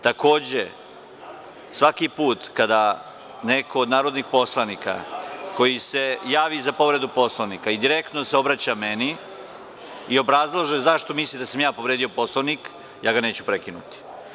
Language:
Serbian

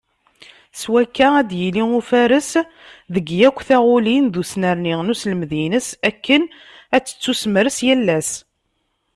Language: Kabyle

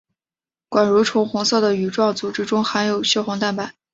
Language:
Chinese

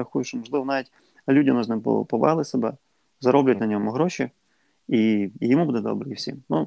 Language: Ukrainian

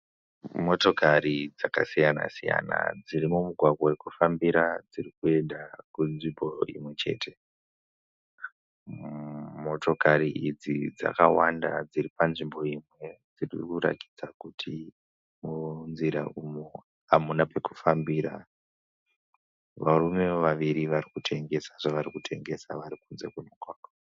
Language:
Shona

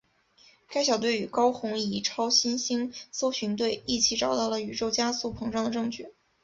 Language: Chinese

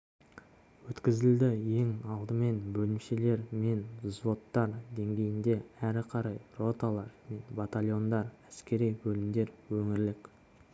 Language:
Kazakh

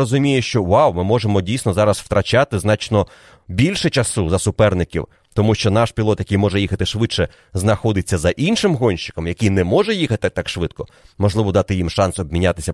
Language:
Ukrainian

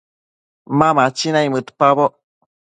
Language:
Matsés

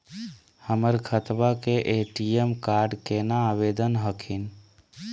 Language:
Magahi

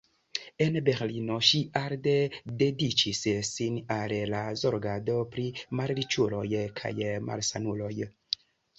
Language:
Esperanto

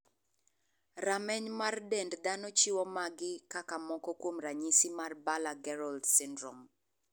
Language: Luo (Kenya and Tanzania)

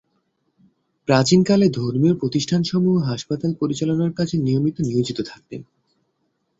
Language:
Bangla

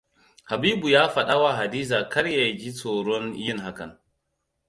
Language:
Hausa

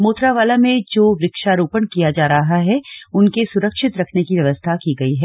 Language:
Hindi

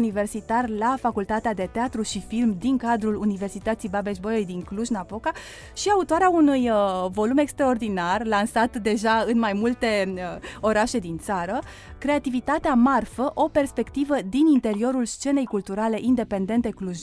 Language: Romanian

